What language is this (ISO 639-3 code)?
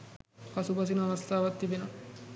sin